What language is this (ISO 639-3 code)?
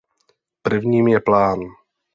ces